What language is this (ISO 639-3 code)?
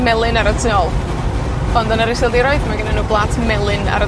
cym